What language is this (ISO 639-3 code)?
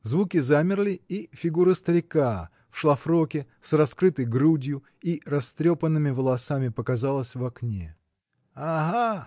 rus